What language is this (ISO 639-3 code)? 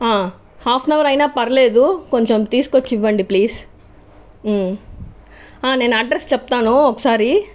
tel